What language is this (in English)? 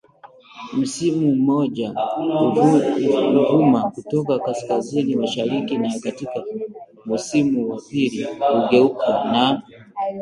Swahili